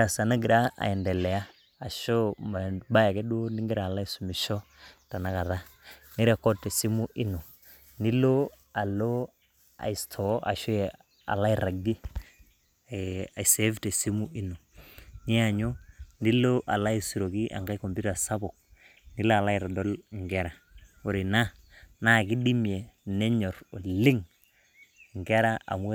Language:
Masai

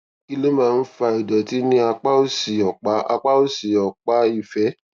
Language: Yoruba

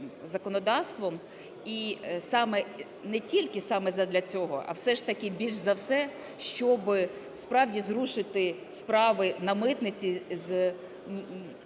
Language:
Ukrainian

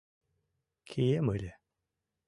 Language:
Mari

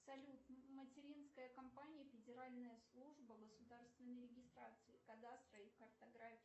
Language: Russian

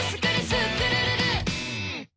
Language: Japanese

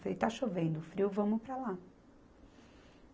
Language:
Portuguese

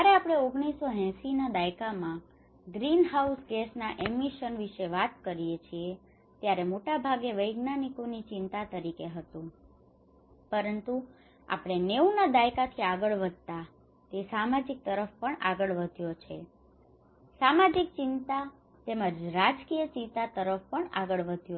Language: Gujarati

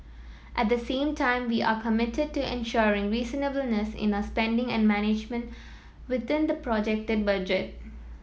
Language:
English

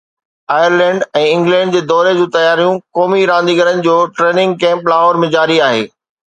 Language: Sindhi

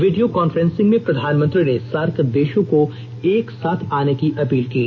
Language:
Hindi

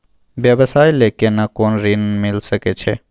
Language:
Maithili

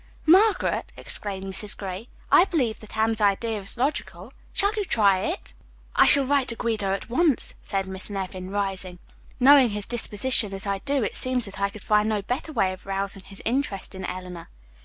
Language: English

